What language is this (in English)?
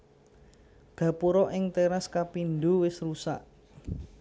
Javanese